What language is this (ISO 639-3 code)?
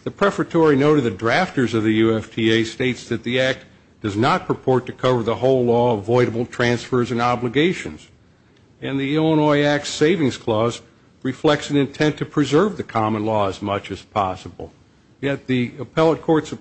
eng